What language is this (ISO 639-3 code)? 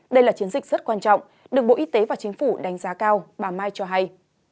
vie